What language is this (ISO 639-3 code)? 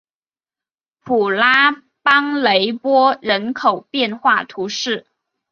zho